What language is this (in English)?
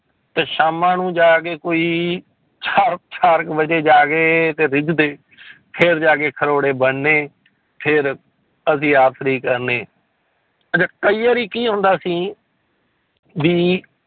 Punjabi